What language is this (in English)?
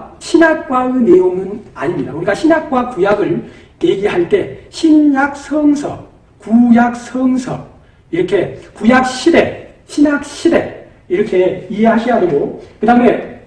Korean